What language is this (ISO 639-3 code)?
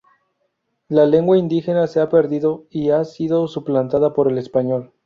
spa